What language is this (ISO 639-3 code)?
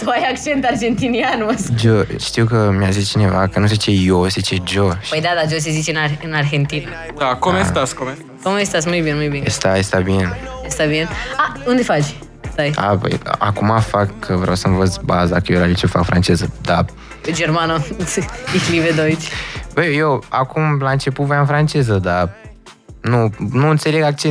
ron